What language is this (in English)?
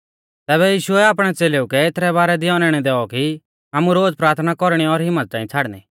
Mahasu Pahari